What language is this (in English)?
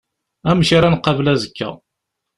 Kabyle